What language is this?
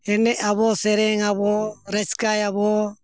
Santali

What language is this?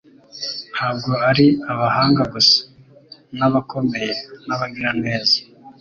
Kinyarwanda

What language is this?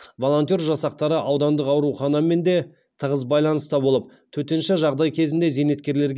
Kazakh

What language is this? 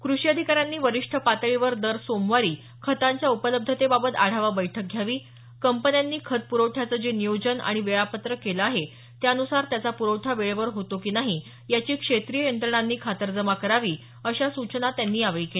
Marathi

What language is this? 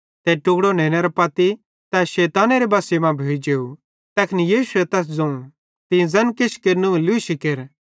Bhadrawahi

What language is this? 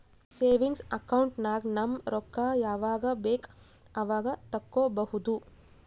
Kannada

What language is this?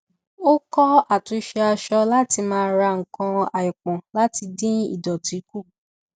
Yoruba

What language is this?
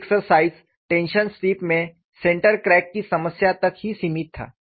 Hindi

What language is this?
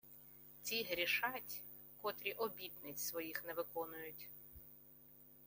Ukrainian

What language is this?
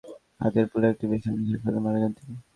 Bangla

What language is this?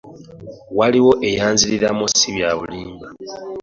Ganda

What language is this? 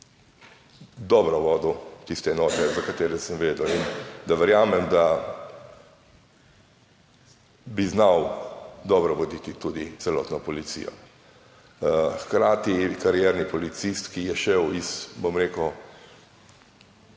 Slovenian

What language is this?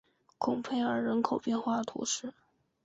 Chinese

